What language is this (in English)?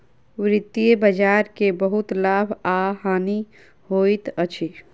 Maithili